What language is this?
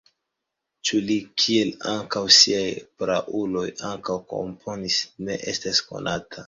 Esperanto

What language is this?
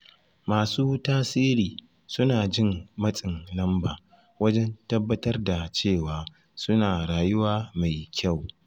Hausa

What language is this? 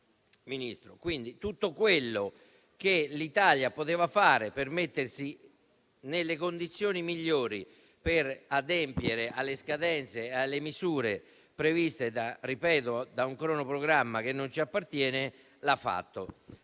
Italian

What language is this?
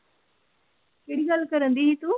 Punjabi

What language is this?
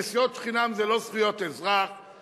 Hebrew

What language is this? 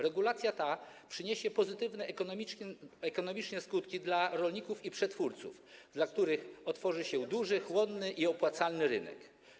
Polish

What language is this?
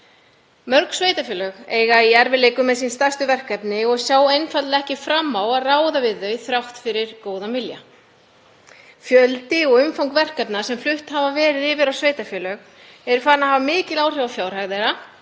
Icelandic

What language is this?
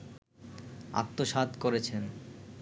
Bangla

